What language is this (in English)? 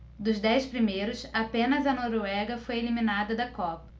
Portuguese